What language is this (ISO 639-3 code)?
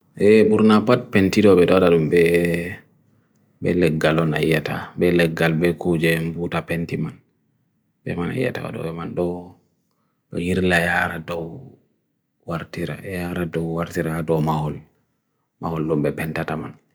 fui